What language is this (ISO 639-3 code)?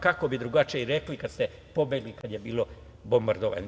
srp